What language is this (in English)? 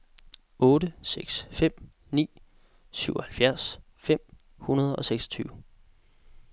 Danish